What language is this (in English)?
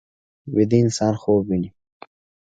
Pashto